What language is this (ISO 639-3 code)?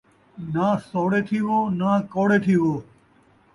skr